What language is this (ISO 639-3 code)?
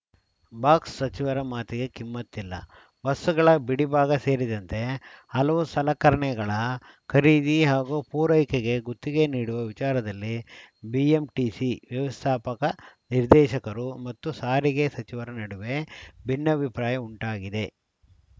kan